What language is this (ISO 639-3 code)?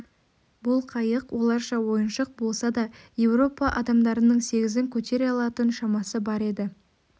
kaz